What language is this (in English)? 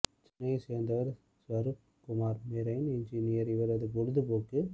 Tamil